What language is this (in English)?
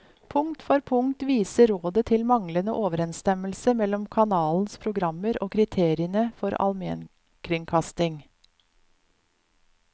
Norwegian